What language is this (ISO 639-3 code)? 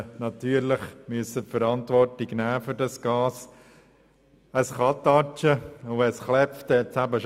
gsw